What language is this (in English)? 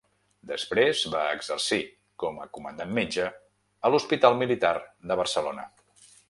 Catalan